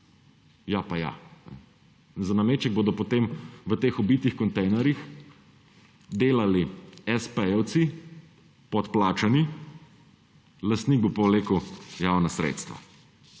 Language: Slovenian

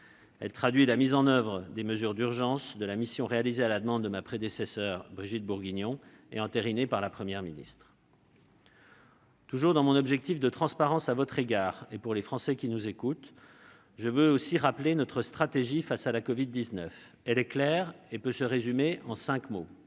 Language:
French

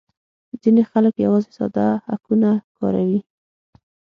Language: Pashto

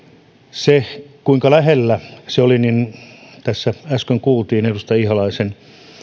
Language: Finnish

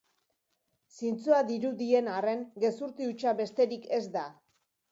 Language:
Basque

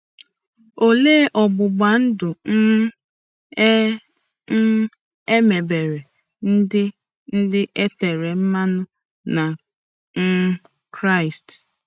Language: Igbo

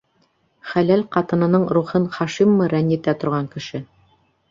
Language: Bashkir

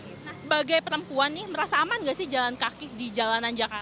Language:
Indonesian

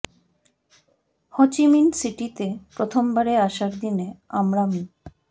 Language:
Bangla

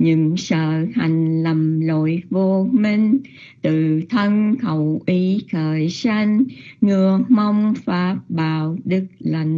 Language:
Vietnamese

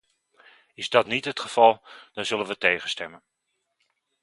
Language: Dutch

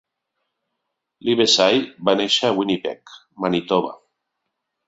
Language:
Catalan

